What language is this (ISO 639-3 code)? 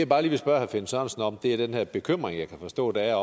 dan